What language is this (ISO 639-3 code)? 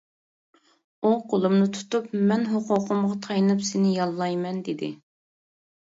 uig